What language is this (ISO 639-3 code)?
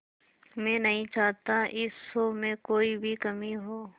hin